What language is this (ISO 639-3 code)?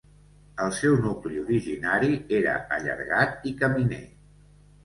cat